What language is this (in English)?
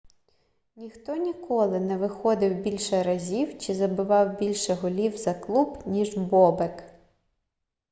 Ukrainian